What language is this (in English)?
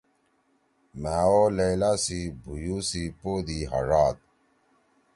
Torwali